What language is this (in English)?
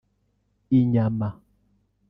Kinyarwanda